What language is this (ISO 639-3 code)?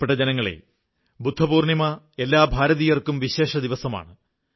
mal